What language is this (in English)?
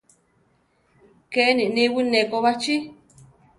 Central Tarahumara